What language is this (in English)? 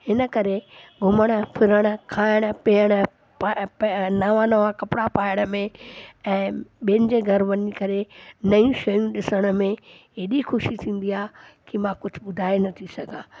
Sindhi